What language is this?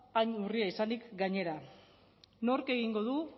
Basque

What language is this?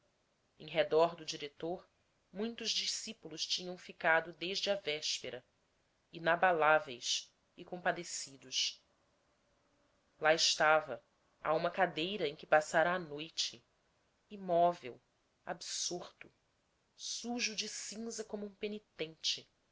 Portuguese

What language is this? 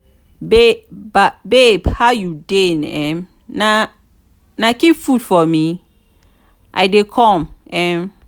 Nigerian Pidgin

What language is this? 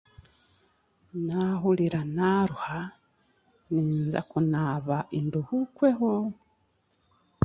Chiga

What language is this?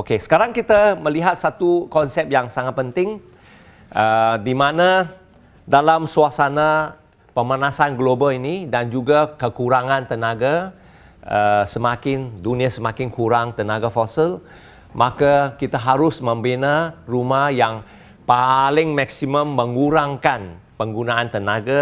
Malay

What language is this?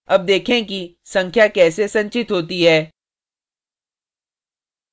Hindi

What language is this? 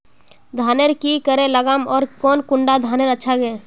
Magahi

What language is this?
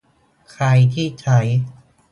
Thai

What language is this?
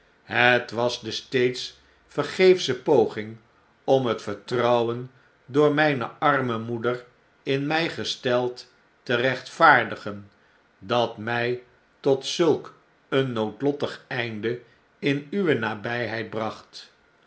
Dutch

